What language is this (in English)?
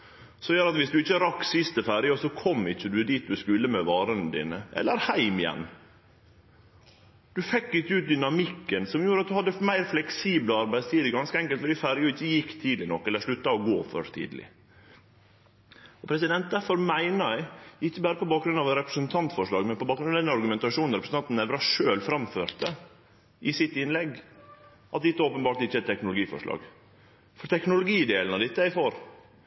Norwegian Nynorsk